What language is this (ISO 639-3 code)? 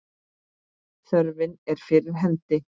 isl